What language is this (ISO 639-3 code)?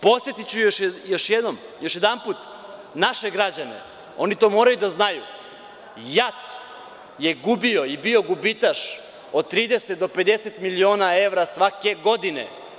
srp